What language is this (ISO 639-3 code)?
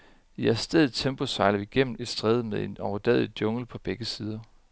dan